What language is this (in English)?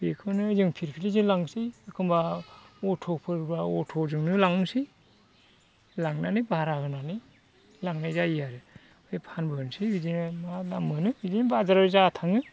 Bodo